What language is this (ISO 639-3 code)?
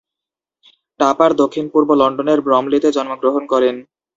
ben